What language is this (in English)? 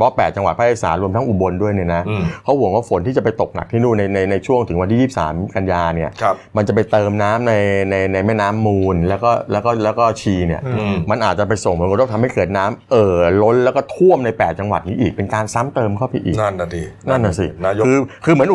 Thai